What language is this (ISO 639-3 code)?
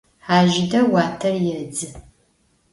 ady